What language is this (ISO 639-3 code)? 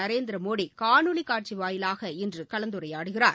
tam